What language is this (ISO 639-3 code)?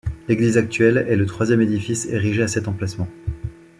fra